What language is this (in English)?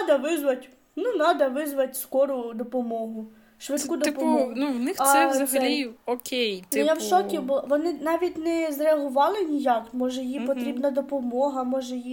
Ukrainian